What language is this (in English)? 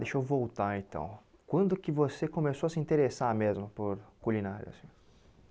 Portuguese